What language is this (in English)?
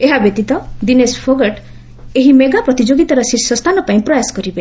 Odia